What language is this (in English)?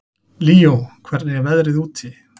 Icelandic